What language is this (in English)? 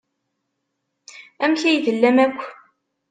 Kabyle